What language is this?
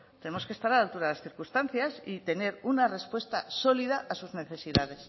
Spanish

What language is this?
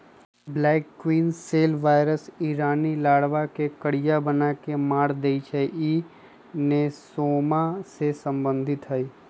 Magahi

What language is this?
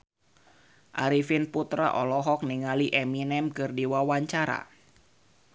Sundanese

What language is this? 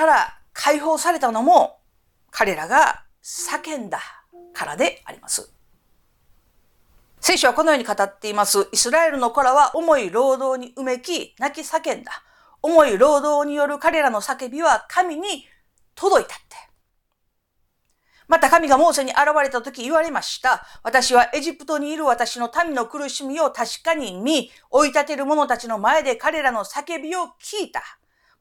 Japanese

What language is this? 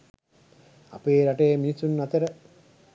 Sinhala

